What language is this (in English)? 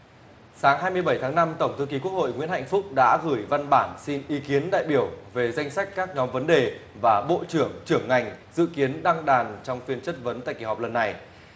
Vietnamese